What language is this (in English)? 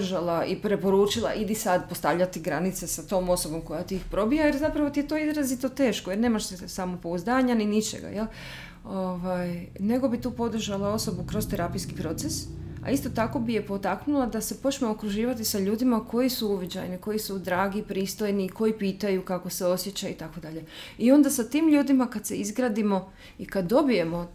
Croatian